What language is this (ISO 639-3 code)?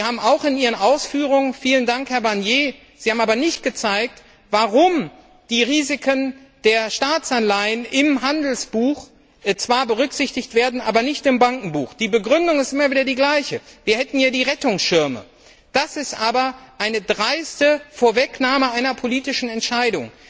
deu